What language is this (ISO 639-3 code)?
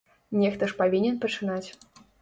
bel